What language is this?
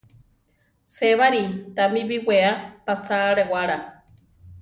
Central Tarahumara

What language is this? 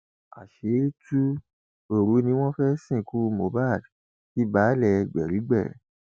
Yoruba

